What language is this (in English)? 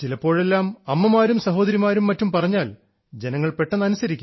Malayalam